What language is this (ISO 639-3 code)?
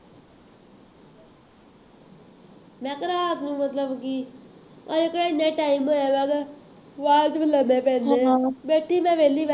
pan